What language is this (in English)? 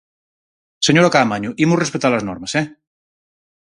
Galician